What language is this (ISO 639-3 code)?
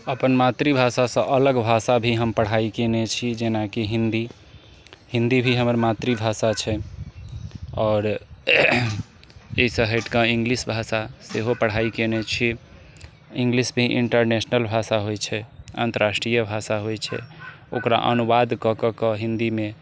mai